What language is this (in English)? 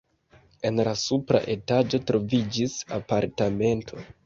Esperanto